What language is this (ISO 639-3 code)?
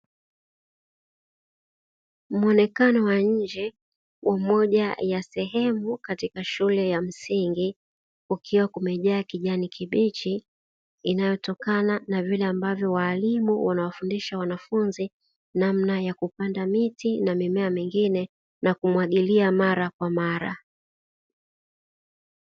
swa